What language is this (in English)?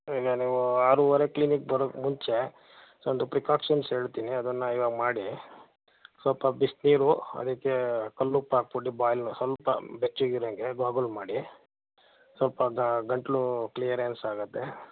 Kannada